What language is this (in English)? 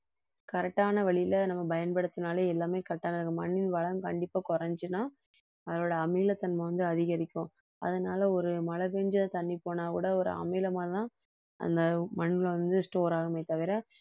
Tamil